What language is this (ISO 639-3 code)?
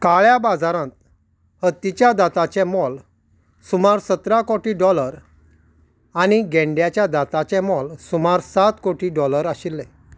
kok